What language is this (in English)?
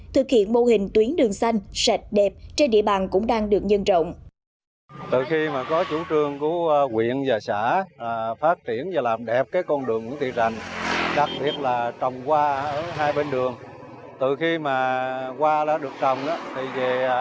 Vietnamese